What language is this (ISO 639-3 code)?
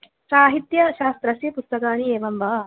san